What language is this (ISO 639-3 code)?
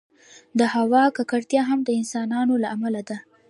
pus